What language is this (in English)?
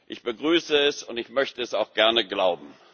German